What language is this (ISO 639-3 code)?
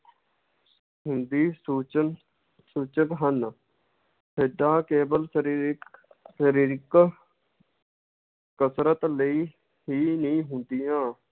pan